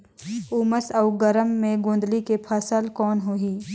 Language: Chhattisgarhi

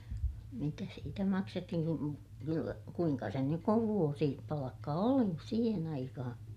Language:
Finnish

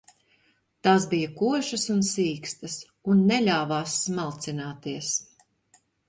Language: Latvian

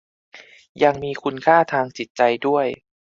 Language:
Thai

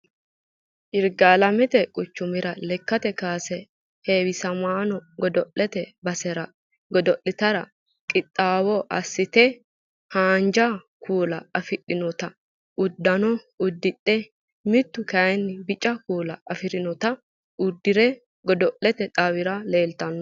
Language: Sidamo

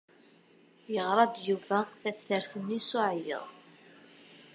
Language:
Kabyle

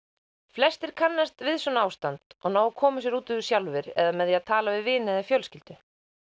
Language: Icelandic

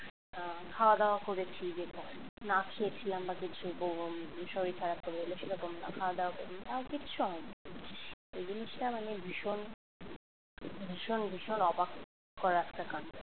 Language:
Bangla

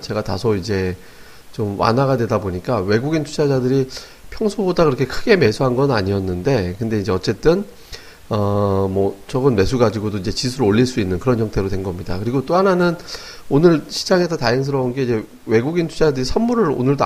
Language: Korean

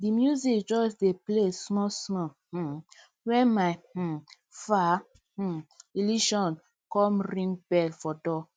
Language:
Nigerian Pidgin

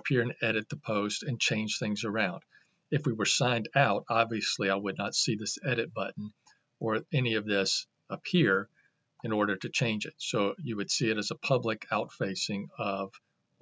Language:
English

